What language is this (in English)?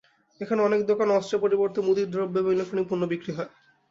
Bangla